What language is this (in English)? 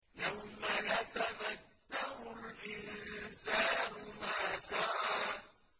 Arabic